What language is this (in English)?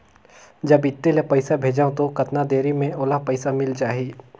Chhattisgarhi